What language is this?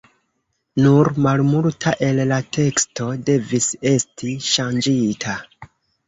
Esperanto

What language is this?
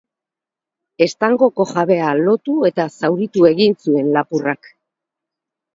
Basque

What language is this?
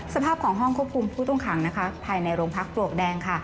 Thai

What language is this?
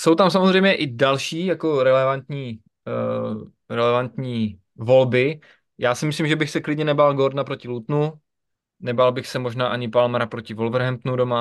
Czech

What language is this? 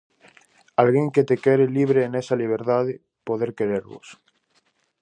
Galician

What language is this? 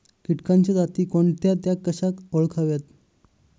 Marathi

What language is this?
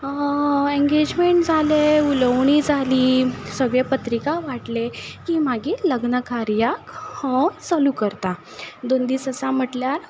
Konkani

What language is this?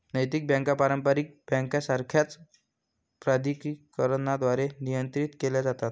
Marathi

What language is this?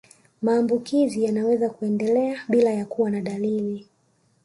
Swahili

